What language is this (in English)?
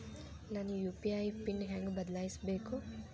Kannada